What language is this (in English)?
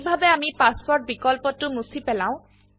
Assamese